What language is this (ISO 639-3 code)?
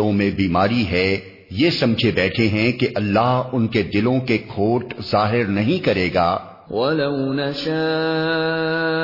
urd